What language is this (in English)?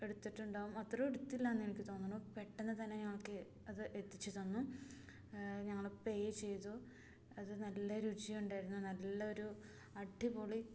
Malayalam